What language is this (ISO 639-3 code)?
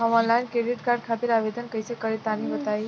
bho